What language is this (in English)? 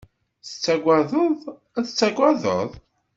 Kabyle